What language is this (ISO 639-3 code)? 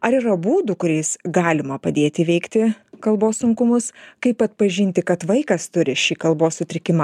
lit